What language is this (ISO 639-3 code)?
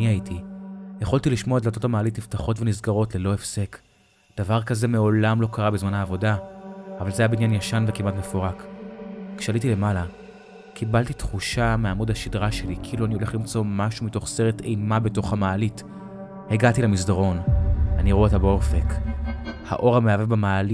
heb